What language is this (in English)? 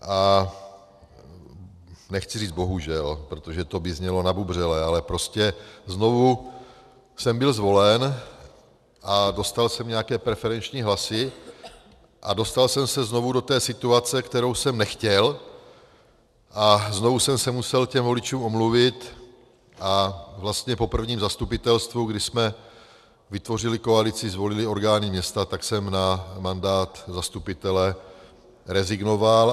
Czech